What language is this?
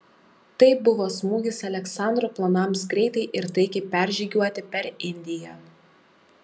Lithuanian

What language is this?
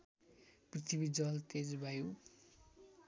Nepali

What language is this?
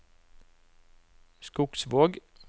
Norwegian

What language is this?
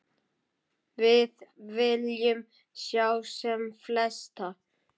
Icelandic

